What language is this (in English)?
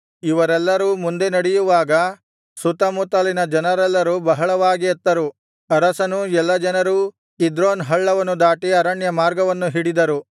Kannada